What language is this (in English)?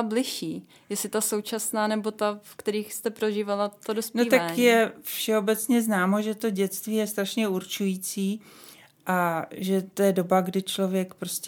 Czech